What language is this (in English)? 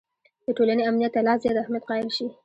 Pashto